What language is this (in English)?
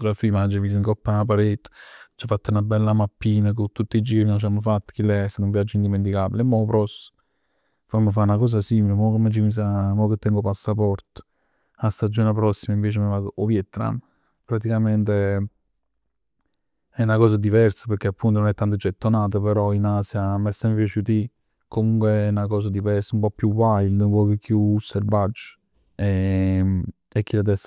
Neapolitan